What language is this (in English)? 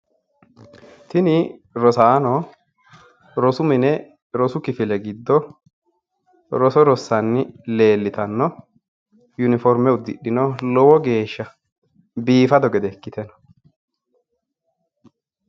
Sidamo